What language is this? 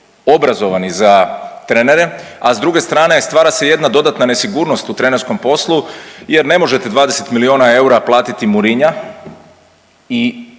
Croatian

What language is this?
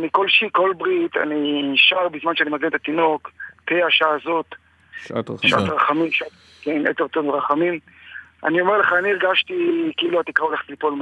Hebrew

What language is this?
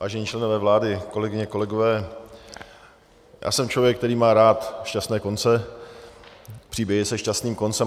Czech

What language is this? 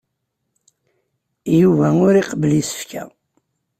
Kabyle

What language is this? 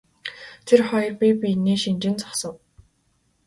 Mongolian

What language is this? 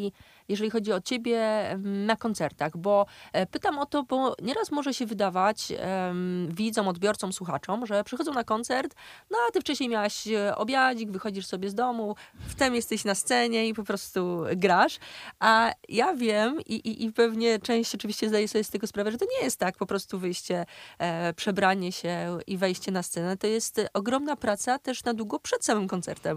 Polish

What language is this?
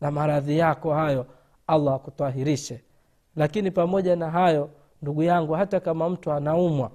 Swahili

